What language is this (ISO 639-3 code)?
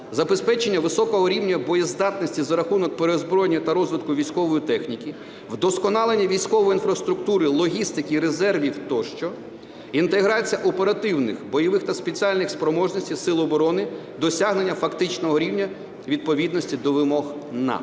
ukr